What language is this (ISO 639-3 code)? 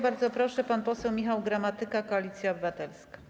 pol